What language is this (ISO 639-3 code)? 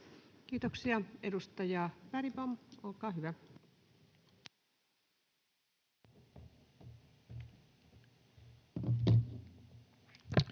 fin